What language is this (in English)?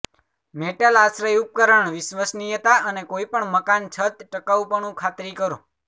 Gujarati